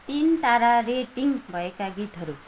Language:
Nepali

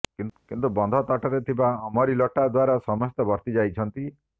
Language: Odia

